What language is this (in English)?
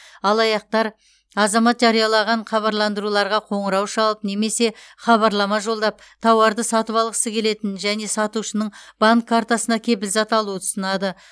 Kazakh